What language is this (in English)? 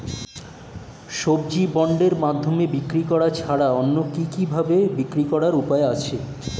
Bangla